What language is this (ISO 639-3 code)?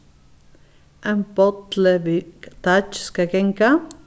fao